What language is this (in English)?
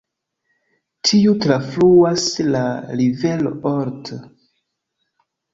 Esperanto